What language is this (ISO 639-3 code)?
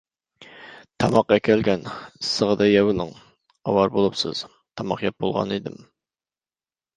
uig